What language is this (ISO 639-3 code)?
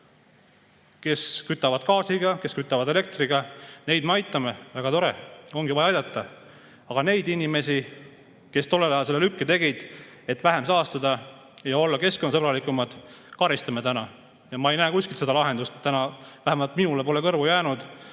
est